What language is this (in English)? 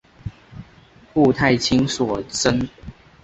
Chinese